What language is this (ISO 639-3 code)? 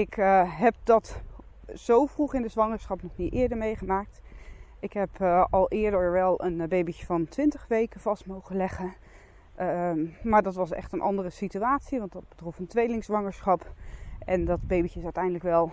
nld